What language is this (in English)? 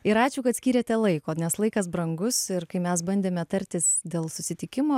Lithuanian